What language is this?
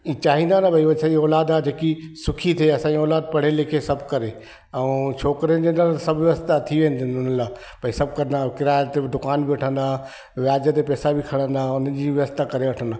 Sindhi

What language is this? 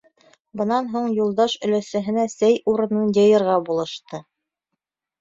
Bashkir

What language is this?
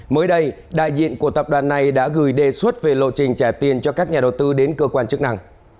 Vietnamese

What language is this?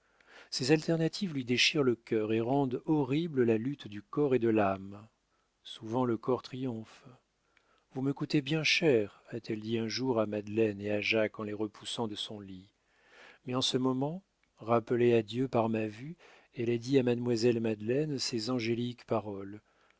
French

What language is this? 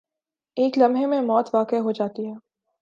Urdu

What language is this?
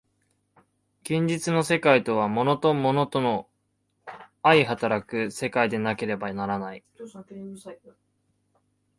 Japanese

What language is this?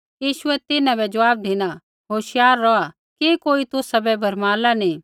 Kullu Pahari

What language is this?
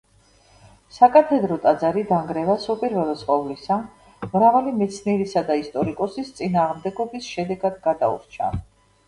Georgian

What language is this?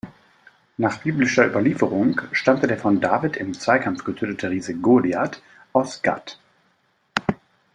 German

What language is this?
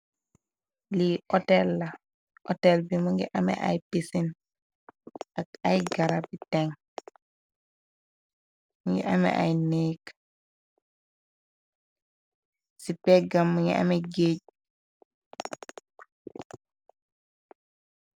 Wolof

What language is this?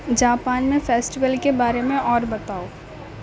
Urdu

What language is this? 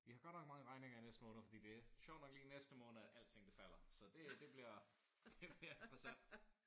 Danish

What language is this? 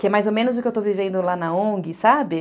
Portuguese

